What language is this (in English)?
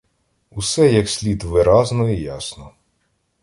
Ukrainian